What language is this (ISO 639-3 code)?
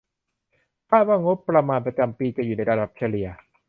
tha